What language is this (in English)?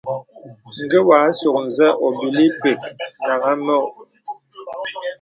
Bebele